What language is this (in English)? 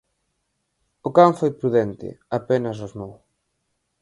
Galician